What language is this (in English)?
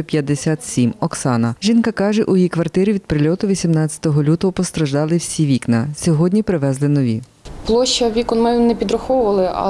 Ukrainian